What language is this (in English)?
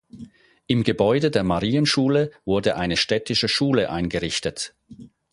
German